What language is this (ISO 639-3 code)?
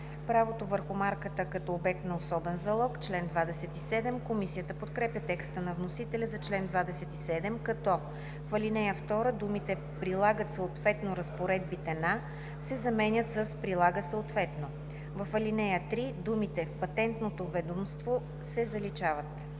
bul